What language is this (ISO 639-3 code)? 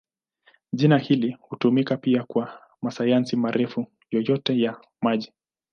swa